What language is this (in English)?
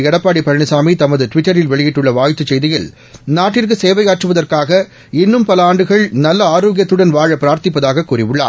Tamil